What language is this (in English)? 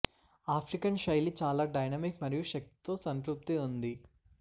Telugu